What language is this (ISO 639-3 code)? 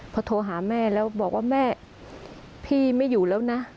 tha